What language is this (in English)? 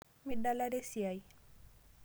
Masai